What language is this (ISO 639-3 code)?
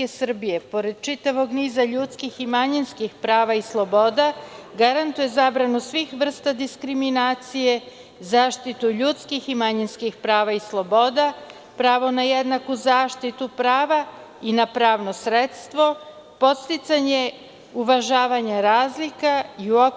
srp